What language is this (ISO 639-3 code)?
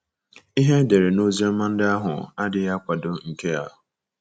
ibo